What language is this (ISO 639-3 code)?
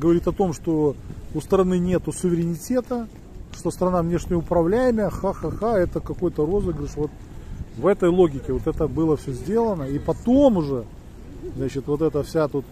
rus